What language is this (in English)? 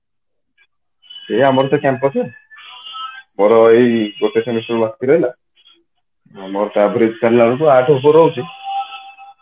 Odia